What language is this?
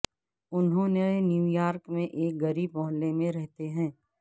Urdu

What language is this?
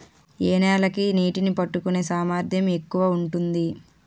Telugu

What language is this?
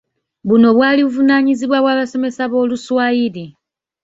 Ganda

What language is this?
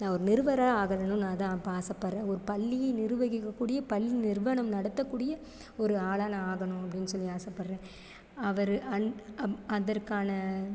Tamil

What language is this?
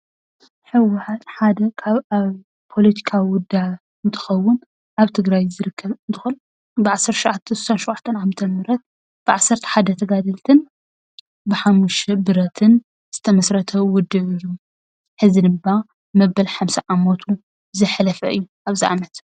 Tigrinya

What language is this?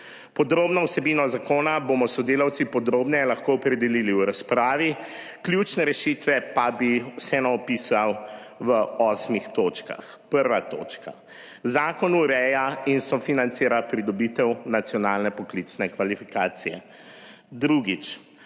Slovenian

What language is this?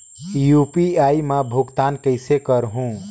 Chhattisgarhi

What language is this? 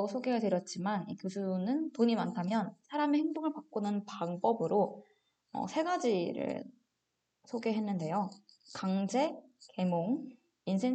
Korean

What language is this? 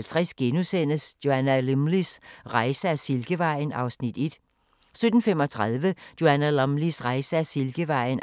Danish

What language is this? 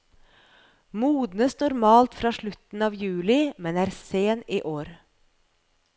Norwegian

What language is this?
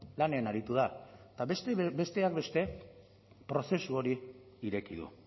Basque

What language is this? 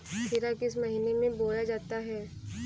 Hindi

